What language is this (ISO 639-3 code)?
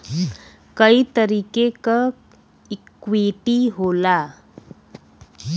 bho